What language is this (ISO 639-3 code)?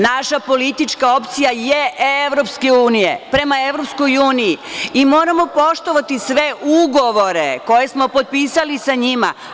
srp